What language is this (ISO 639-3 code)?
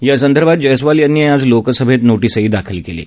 mar